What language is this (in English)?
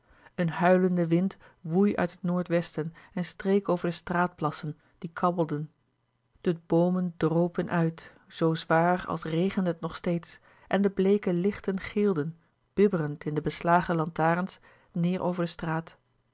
Dutch